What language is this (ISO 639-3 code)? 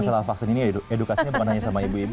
ind